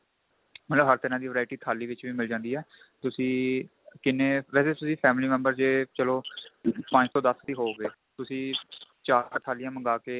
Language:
Punjabi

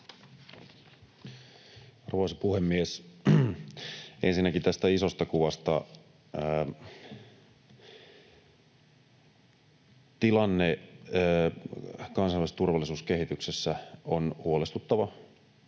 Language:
Finnish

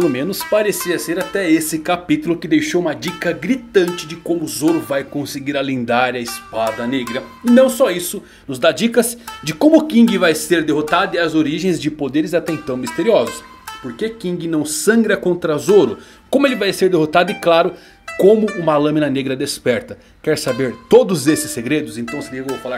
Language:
Portuguese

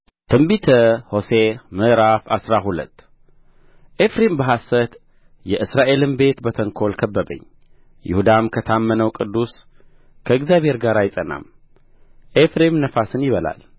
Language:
Amharic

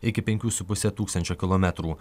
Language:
Lithuanian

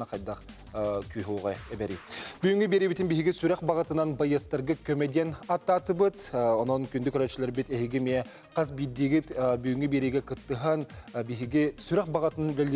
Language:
Turkish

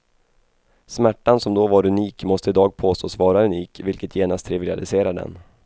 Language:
Swedish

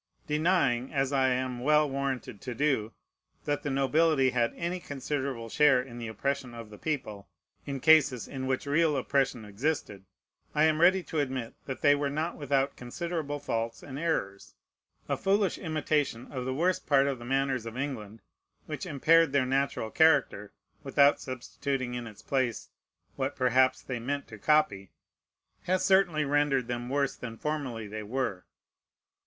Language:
English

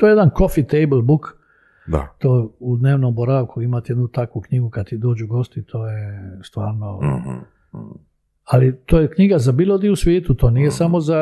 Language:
Croatian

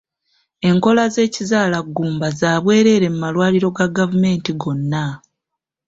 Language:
Ganda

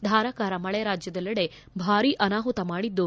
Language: Kannada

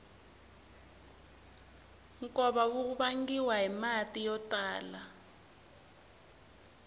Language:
Tsonga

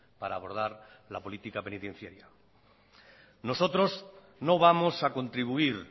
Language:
Spanish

